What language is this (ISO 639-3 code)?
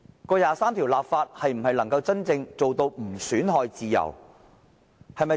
yue